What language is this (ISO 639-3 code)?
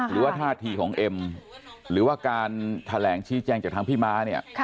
tha